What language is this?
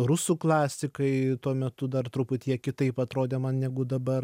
Lithuanian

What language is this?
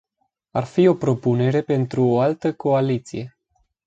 Romanian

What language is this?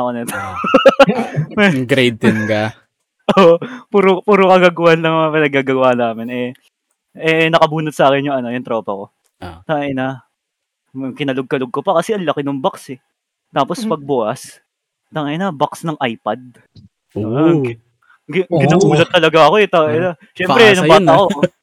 Filipino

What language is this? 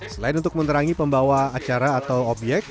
Indonesian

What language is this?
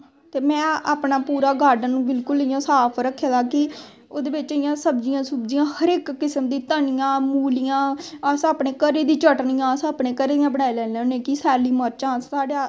Dogri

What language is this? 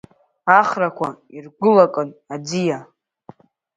Abkhazian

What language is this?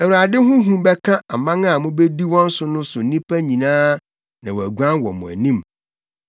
Akan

